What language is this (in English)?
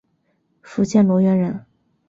Chinese